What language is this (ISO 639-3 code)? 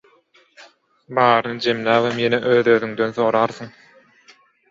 tuk